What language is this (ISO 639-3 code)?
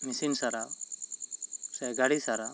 sat